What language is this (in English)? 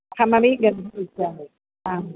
Sanskrit